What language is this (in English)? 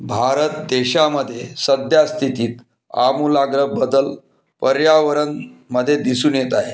Marathi